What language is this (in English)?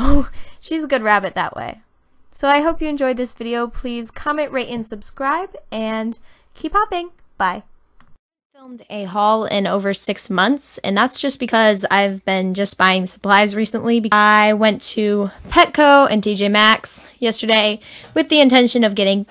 English